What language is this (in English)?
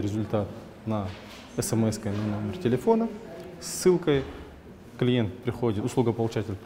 Russian